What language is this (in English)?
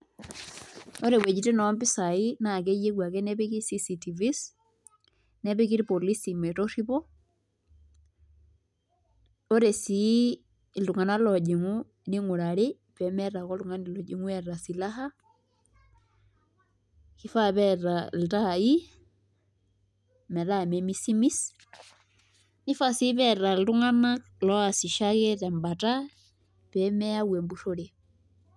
Masai